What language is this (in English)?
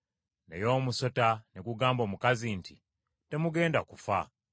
Ganda